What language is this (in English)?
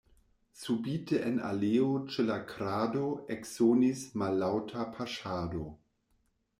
Esperanto